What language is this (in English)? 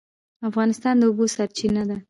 Pashto